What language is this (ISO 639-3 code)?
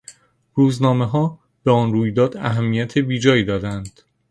fas